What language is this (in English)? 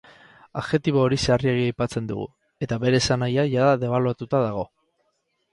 Basque